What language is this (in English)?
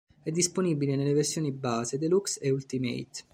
Italian